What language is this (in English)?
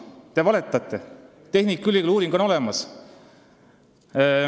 Estonian